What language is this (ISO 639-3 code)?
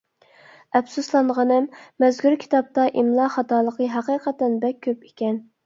uig